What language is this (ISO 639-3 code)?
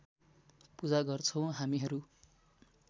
nep